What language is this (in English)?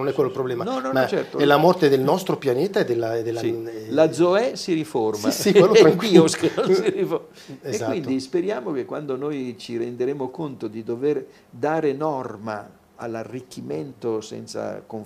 Italian